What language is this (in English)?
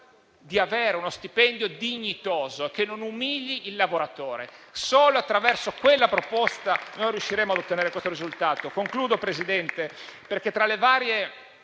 Italian